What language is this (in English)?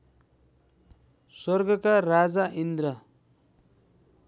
Nepali